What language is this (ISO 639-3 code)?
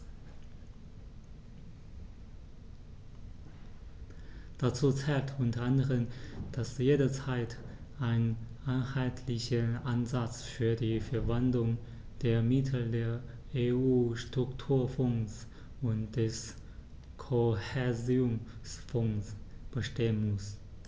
deu